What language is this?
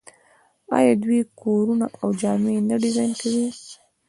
Pashto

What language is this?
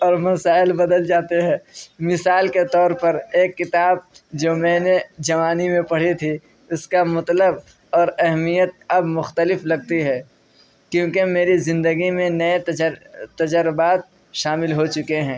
Urdu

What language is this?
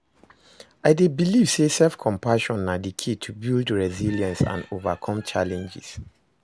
Nigerian Pidgin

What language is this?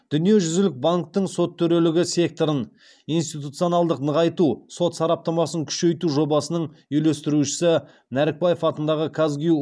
Kazakh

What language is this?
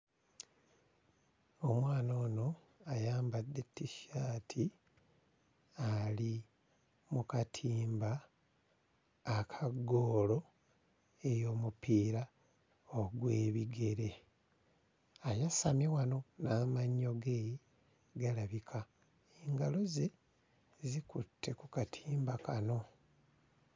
Ganda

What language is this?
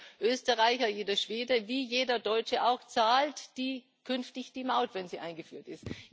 German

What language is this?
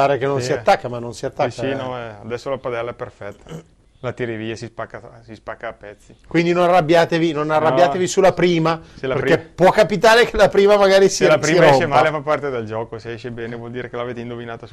Italian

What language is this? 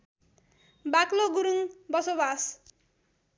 Nepali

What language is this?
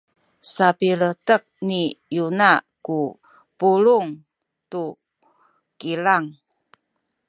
Sakizaya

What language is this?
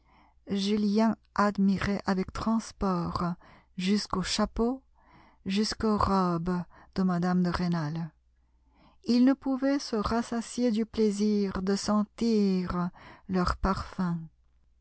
French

